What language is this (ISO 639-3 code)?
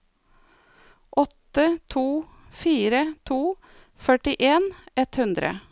nor